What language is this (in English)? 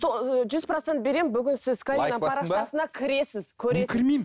Kazakh